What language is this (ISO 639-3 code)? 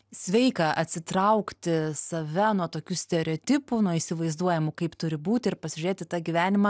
lit